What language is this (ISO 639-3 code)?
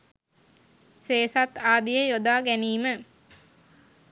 sin